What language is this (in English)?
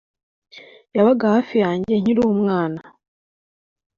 Kinyarwanda